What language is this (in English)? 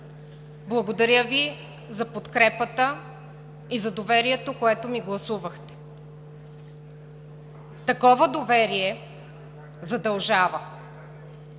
Bulgarian